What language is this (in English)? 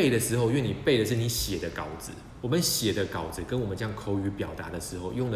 Chinese